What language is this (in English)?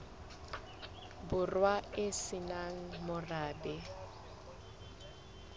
Southern Sotho